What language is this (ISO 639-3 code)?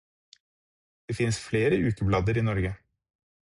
nob